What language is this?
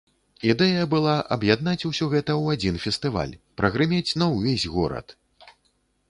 Belarusian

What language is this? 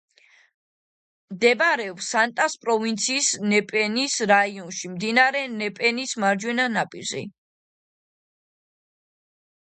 Georgian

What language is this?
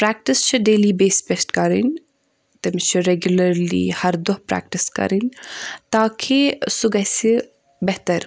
Kashmiri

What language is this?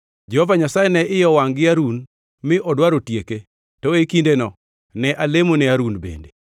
Luo (Kenya and Tanzania)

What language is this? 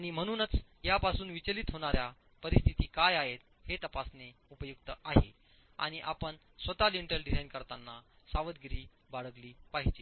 Marathi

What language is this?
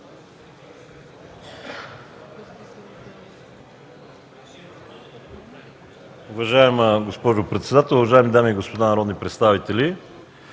Bulgarian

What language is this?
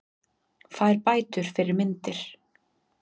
Icelandic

